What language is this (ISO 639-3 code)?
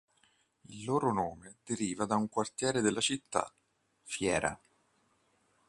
ita